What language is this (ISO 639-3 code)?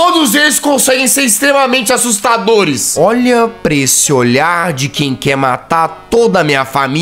por